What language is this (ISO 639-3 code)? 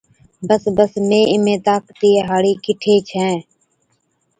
odk